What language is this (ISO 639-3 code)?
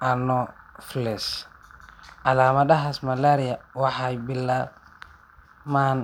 som